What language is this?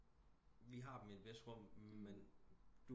Danish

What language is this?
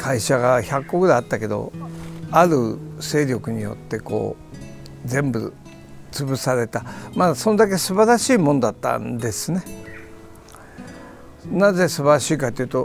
Japanese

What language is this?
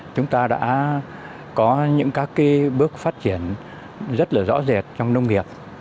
Vietnamese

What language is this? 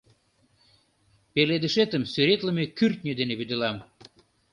Mari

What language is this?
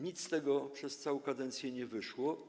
Polish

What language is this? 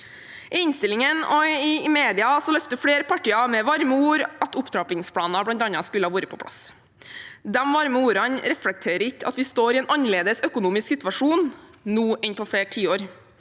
Norwegian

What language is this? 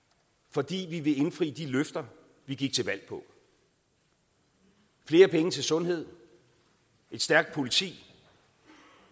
Danish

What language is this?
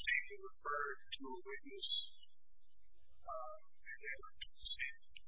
English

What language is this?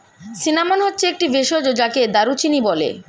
Bangla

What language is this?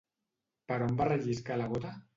Catalan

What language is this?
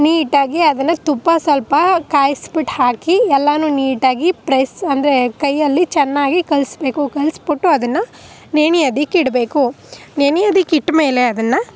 Kannada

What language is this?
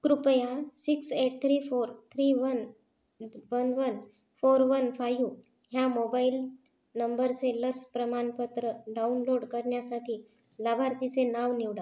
Marathi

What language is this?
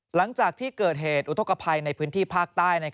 Thai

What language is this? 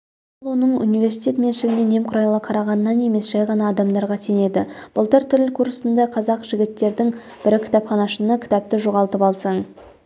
Kazakh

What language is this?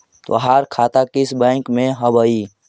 Magahi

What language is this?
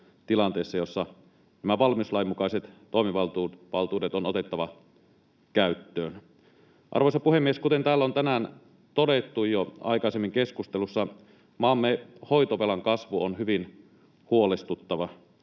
Finnish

